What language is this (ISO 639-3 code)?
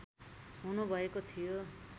nep